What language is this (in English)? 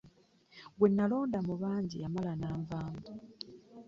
Ganda